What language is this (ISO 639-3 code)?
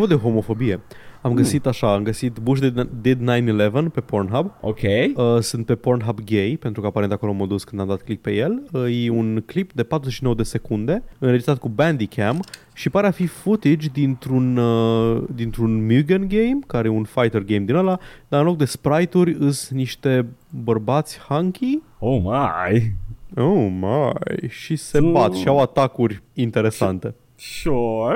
ron